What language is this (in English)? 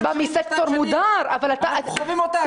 Hebrew